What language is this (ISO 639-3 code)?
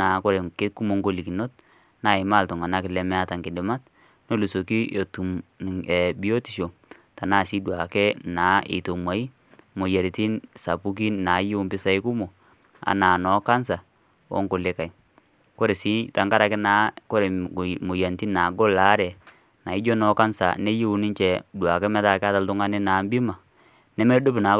mas